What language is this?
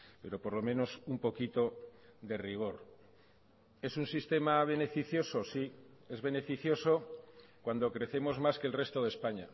Spanish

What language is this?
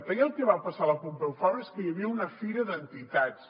Catalan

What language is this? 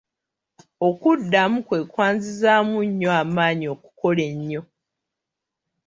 Ganda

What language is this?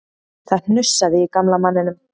Icelandic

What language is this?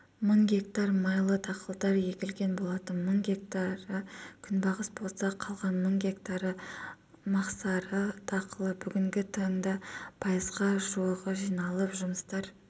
Kazakh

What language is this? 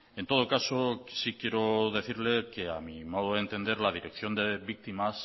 Spanish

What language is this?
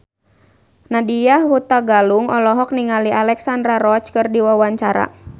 Sundanese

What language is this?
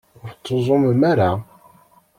Kabyle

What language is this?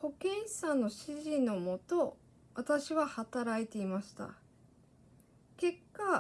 Japanese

